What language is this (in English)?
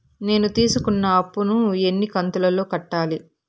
Telugu